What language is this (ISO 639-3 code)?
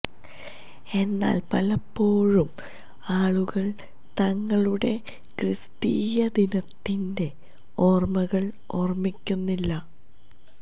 mal